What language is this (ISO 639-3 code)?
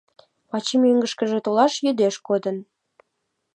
chm